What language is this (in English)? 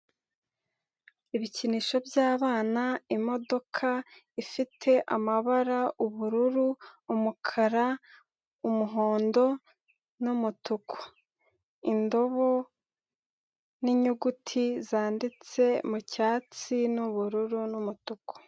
Kinyarwanda